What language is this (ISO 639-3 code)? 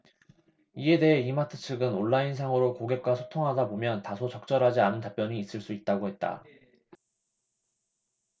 kor